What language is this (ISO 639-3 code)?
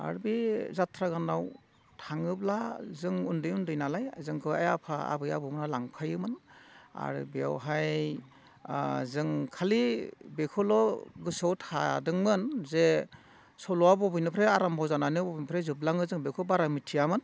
brx